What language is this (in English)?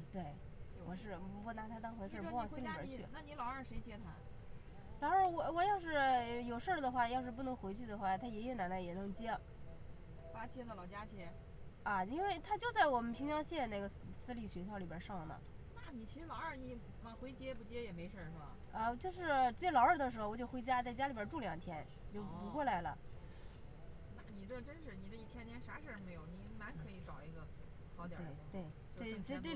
Chinese